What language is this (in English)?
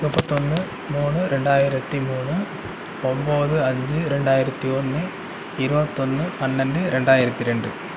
Tamil